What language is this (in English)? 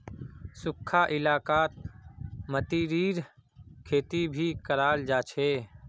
Magahi